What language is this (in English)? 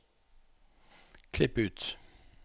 Norwegian